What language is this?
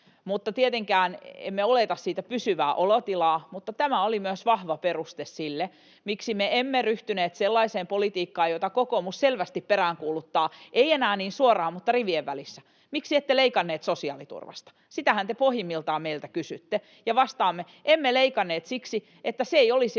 Finnish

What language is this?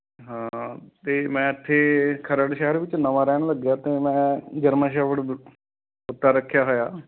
Punjabi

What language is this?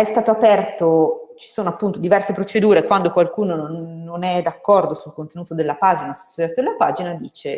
Italian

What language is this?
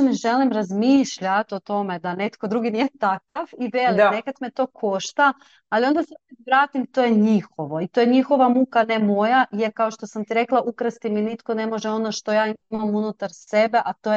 Croatian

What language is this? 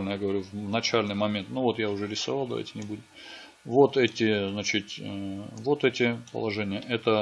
Russian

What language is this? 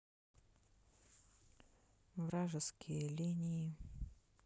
Russian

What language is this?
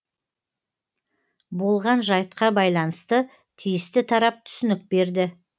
Kazakh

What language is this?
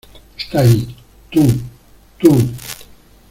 Spanish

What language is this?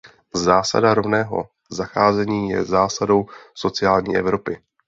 Czech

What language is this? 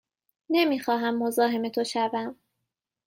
Persian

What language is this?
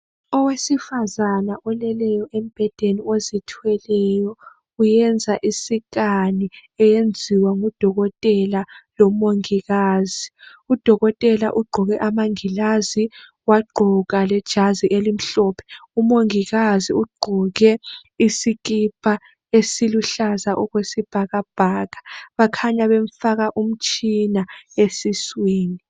North Ndebele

